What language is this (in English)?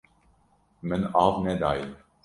Kurdish